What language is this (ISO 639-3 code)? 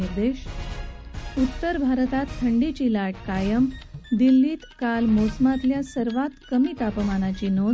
mar